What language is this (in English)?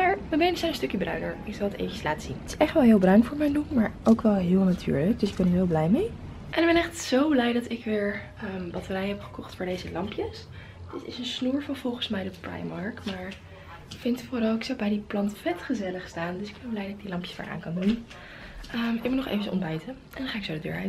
Dutch